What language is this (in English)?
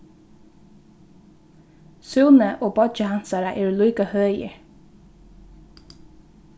Faroese